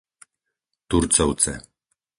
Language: Slovak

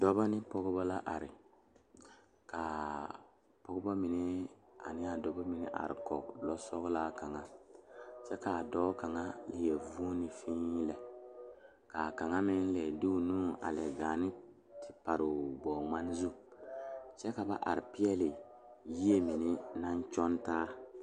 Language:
Southern Dagaare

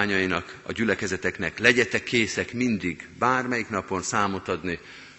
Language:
Hungarian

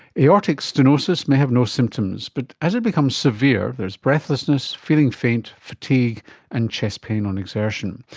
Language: English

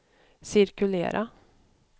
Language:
Swedish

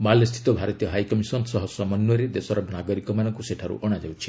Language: Odia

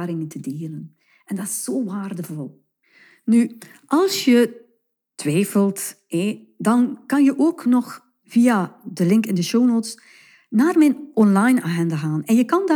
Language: Dutch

